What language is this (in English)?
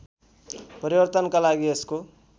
Nepali